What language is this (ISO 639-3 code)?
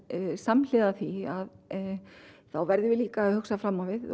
isl